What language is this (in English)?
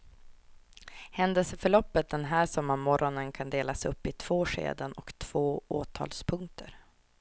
Swedish